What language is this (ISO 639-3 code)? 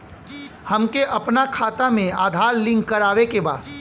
bho